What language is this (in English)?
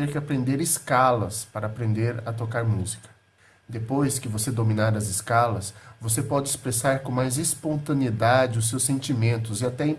Portuguese